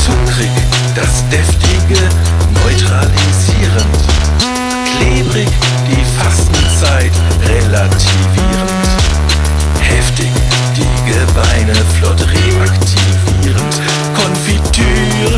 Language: German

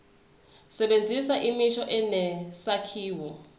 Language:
Zulu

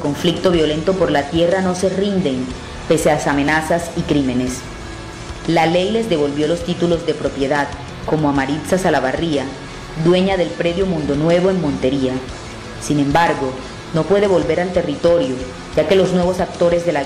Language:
Spanish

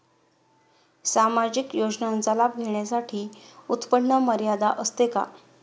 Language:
Marathi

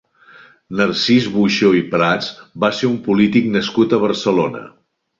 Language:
Catalan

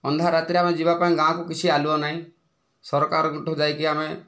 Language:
Odia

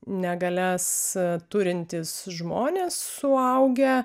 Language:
Lithuanian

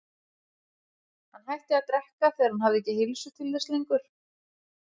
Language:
Icelandic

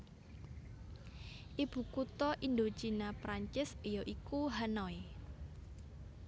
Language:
Javanese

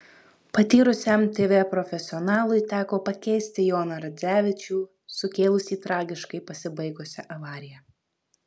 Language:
Lithuanian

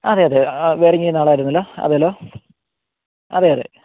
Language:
Malayalam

